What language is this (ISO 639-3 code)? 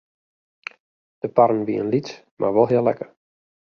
fry